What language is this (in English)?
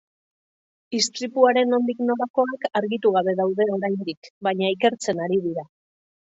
Basque